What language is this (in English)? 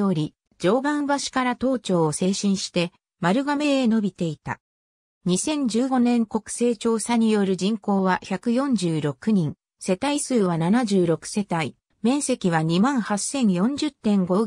Japanese